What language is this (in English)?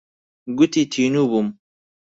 Central Kurdish